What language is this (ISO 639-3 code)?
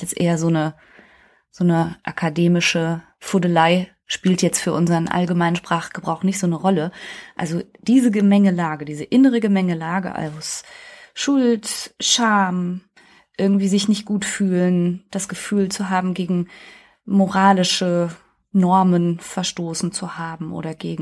deu